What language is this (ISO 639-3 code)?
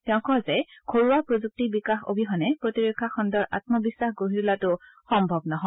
asm